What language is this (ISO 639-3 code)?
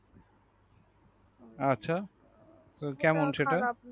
ben